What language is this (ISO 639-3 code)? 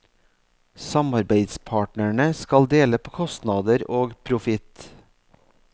nor